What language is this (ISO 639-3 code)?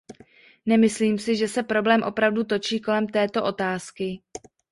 ces